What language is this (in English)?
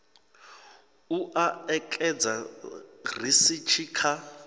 Venda